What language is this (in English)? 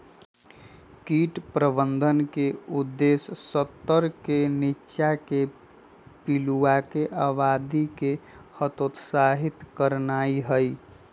Magahi